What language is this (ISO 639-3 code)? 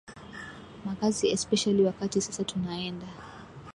swa